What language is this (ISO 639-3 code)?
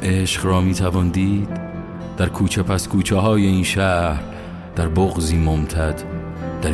fas